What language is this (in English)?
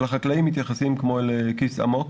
Hebrew